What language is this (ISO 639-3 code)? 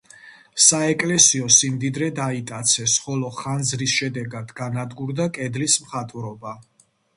kat